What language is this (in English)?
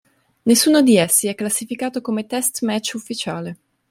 Italian